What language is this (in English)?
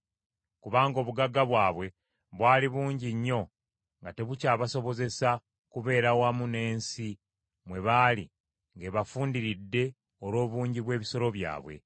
Ganda